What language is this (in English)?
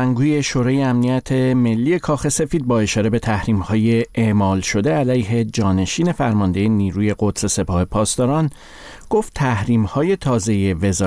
Persian